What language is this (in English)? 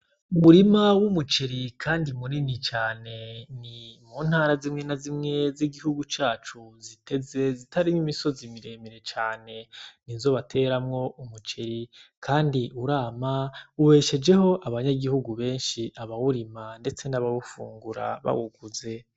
Rundi